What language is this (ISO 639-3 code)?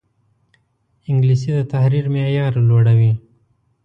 pus